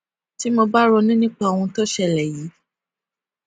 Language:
Yoruba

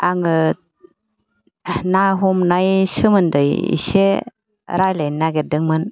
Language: Bodo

